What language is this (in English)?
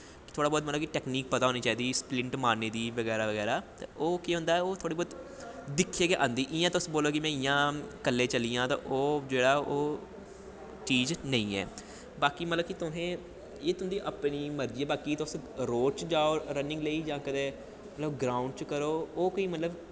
Dogri